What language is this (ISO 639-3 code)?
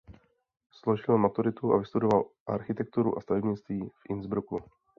ces